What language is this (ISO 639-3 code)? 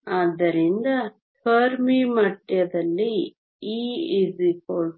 kan